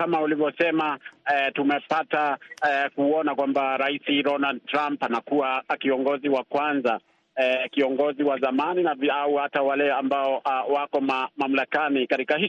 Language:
Swahili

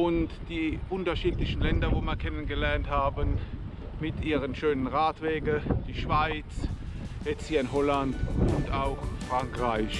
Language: German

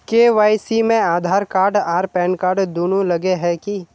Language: Magahi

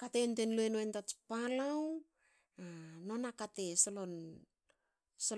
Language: Hakö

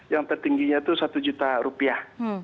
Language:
Indonesian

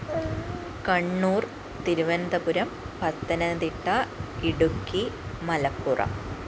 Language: Malayalam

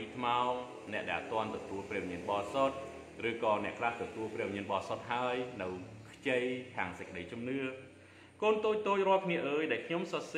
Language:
Thai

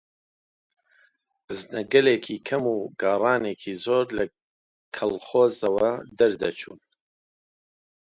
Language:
Central Kurdish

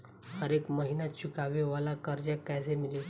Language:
Bhojpuri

